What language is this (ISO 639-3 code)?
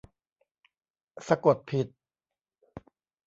tha